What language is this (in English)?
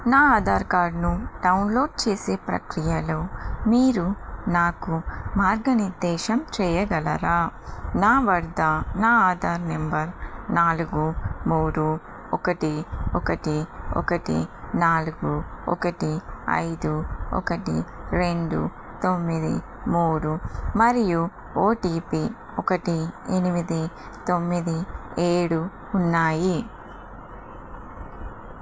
Telugu